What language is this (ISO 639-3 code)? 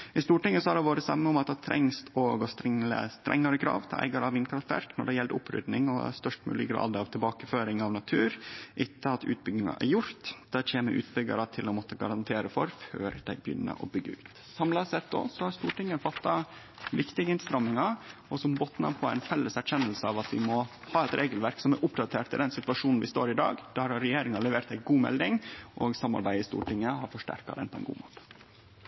nno